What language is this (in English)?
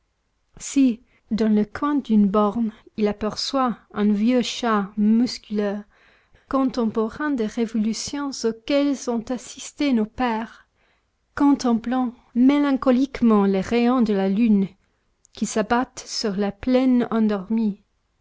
French